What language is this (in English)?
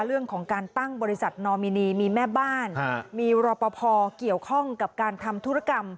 Thai